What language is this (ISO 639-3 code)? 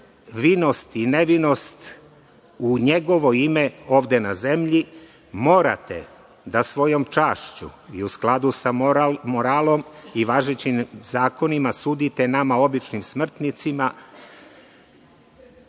srp